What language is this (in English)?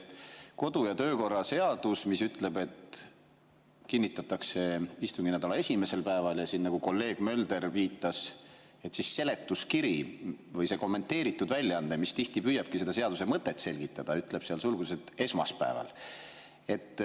Estonian